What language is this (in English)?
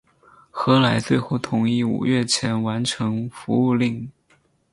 Chinese